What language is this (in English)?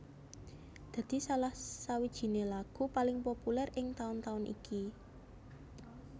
Javanese